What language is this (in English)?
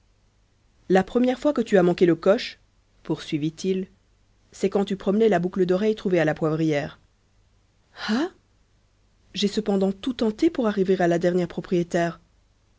French